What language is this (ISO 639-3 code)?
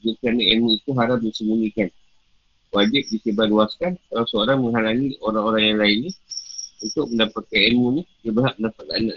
msa